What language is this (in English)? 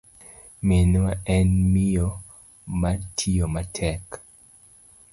Luo (Kenya and Tanzania)